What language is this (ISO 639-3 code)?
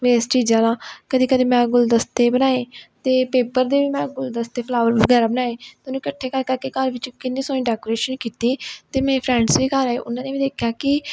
pan